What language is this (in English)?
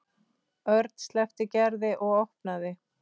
Icelandic